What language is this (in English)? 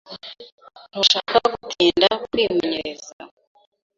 Kinyarwanda